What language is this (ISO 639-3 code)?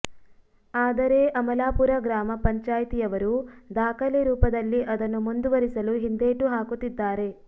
kan